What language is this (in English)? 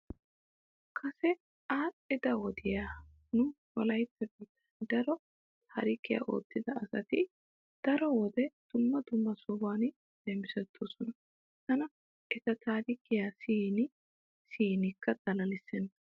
Wolaytta